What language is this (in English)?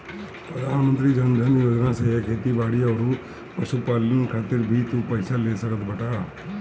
Bhojpuri